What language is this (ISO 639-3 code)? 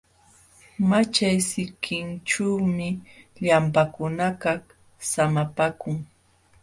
qxw